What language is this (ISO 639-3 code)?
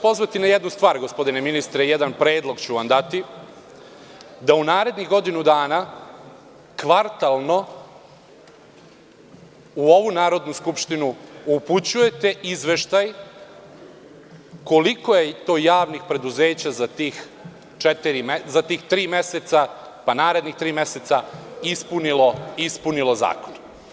srp